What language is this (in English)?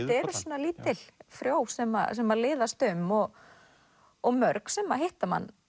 Icelandic